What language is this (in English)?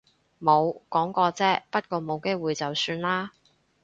Cantonese